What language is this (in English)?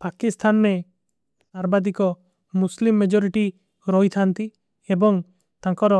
Kui (India)